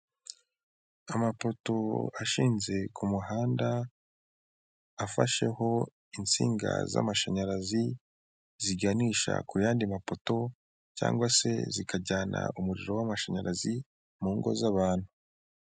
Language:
Kinyarwanda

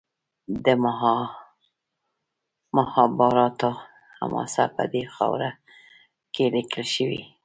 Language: Pashto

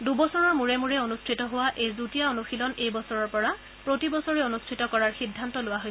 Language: Assamese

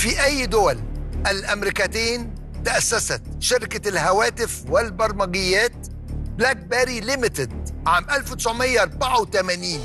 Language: Arabic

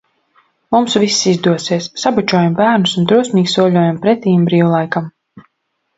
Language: Latvian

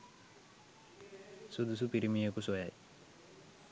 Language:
Sinhala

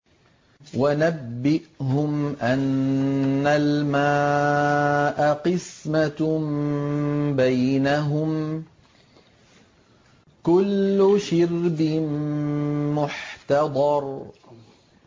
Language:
Arabic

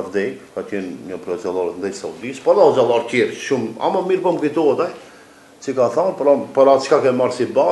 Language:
Romanian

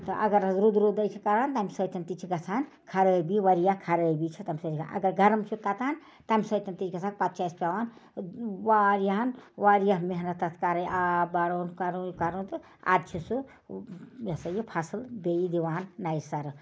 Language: Kashmiri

